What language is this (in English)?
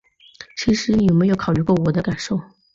Chinese